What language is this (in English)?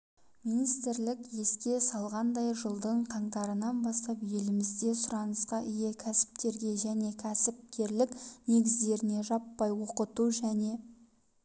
Kazakh